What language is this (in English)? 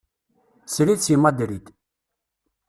Kabyle